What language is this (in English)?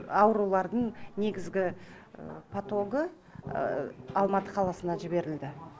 Kazakh